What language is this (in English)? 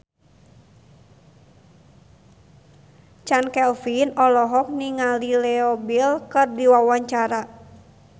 Sundanese